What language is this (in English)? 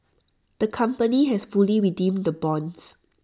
English